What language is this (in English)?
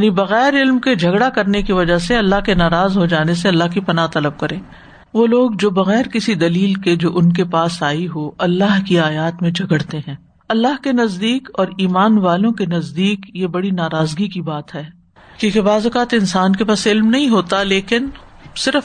Urdu